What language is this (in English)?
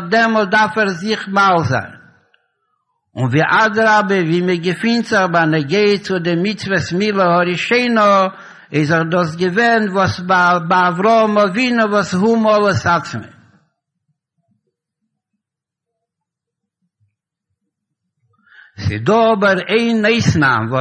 Hebrew